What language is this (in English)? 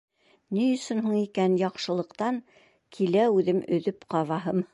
Bashkir